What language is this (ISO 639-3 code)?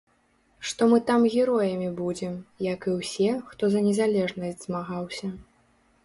bel